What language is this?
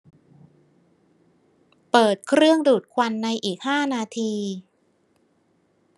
Thai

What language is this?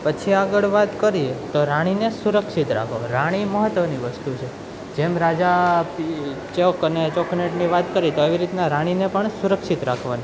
Gujarati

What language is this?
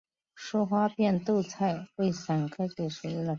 Chinese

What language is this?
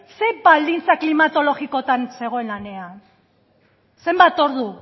Basque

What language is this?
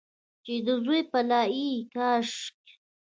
Pashto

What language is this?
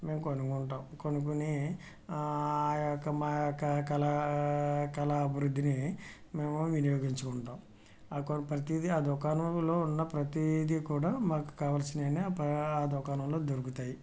Telugu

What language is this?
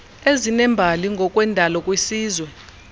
Xhosa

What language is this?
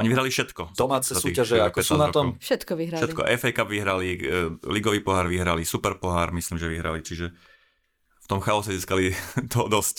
Slovak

